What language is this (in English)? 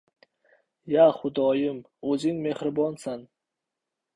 Uzbek